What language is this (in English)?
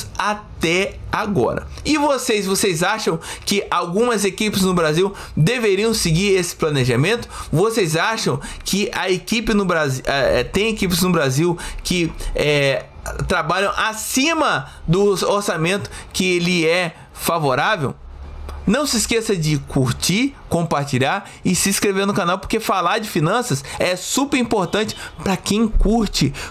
Portuguese